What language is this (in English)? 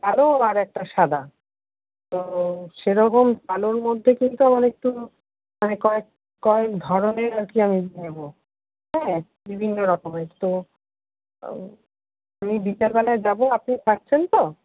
Bangla